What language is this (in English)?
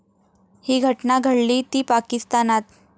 Marathi